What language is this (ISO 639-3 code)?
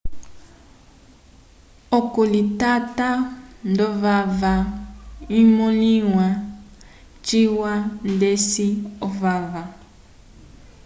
umb